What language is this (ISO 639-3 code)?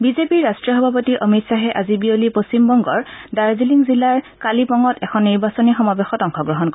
asm